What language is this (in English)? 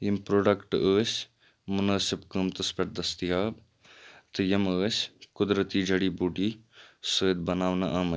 Kashmiri